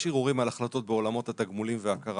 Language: Hebrew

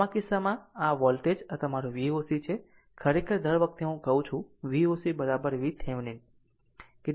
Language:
Gujarati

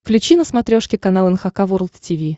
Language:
Russian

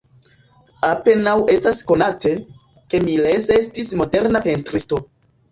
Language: Esperanto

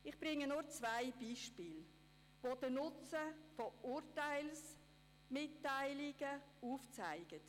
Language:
Swiss German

